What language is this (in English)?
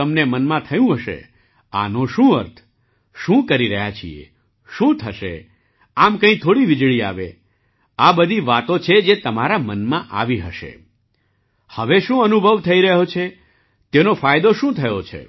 Gujarati